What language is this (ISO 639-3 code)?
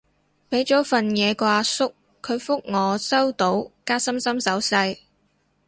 yue